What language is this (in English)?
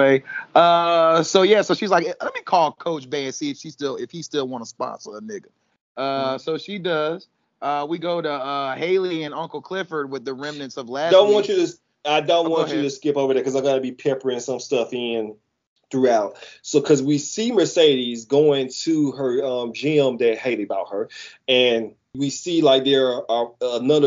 English